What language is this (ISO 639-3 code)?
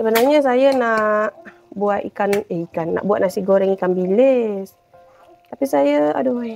msa